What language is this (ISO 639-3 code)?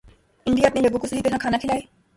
urd